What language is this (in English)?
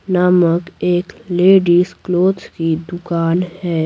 Hindi